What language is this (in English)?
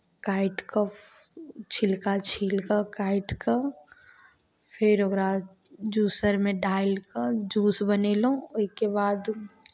Maithili